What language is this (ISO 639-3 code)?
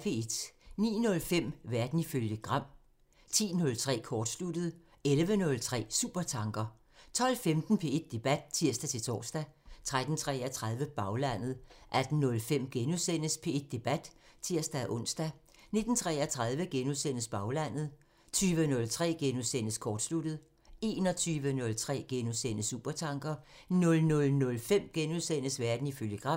dan